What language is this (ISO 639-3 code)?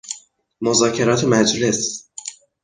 fas